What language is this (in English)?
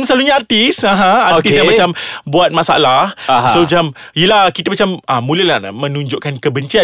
Malay